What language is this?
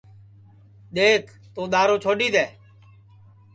Sansi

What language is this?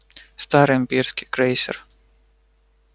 Russian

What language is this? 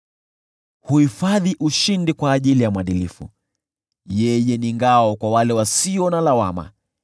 Swahili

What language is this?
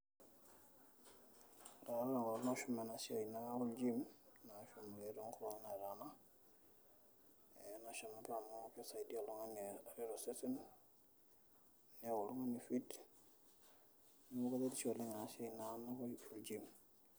Masai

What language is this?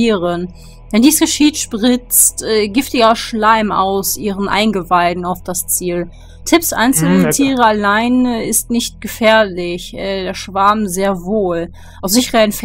German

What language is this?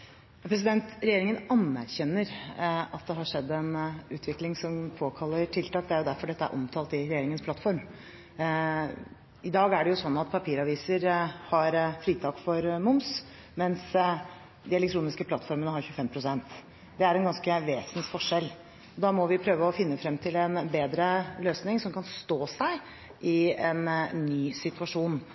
Norwegian Bokmål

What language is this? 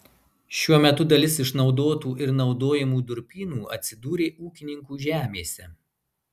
Lithuanian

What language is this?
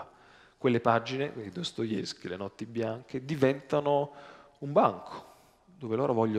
Italian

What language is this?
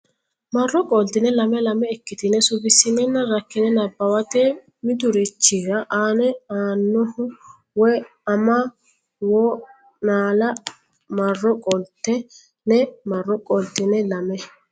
Sidamo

